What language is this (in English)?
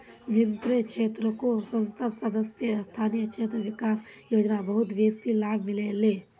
Magahi